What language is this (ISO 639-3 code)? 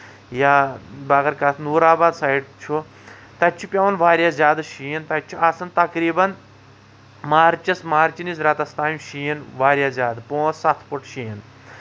kas